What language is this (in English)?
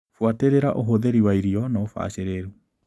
Kikuyu